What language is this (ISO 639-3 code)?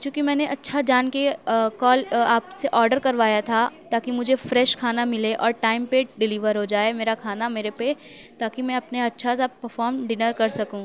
urd